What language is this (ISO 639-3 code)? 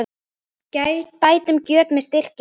isl